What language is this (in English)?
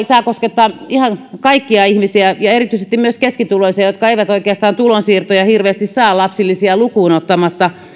Finnish